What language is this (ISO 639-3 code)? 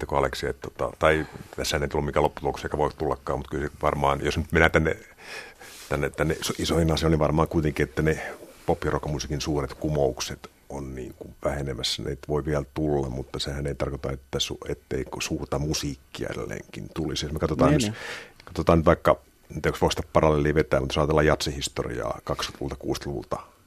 fin